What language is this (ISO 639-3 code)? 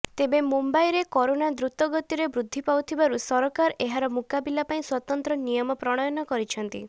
ori